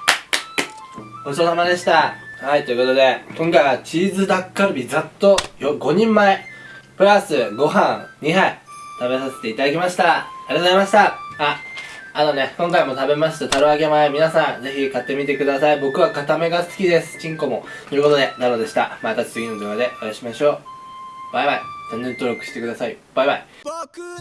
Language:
Japanese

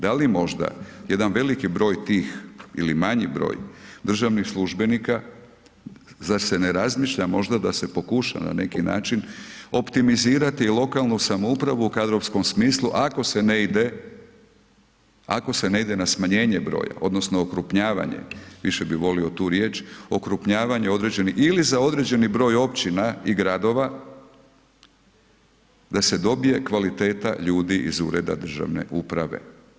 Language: Croatian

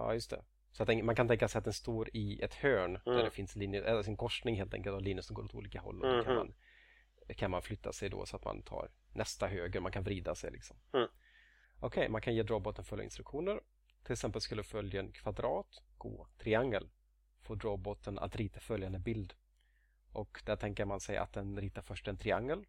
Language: Swedish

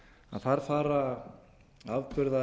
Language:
Icelandic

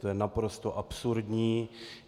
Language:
Czech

